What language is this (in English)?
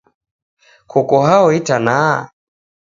Taita